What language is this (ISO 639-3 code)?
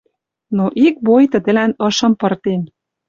mrj